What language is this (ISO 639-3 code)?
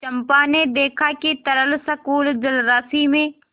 hin